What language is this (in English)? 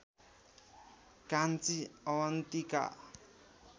Nepali